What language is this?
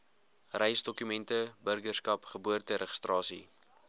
Afrikaans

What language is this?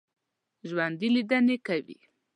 Pashto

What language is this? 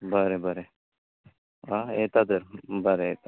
Konkani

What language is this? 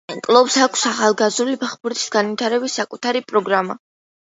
Georgian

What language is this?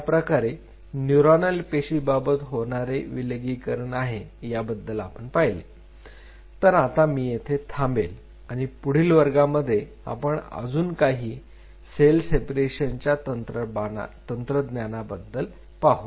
Marathi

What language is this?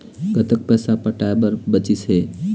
Chhattisgarhi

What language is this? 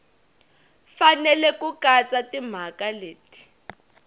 Tsonga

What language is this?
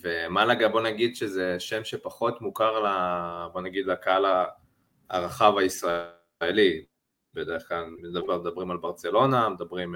Hebrew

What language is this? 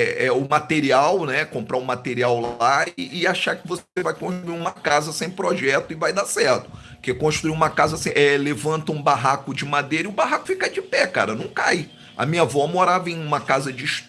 Portuguese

